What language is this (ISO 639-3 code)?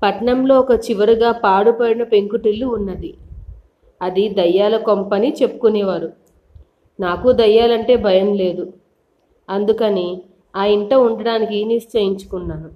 tel